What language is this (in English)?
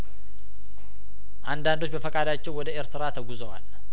Amharic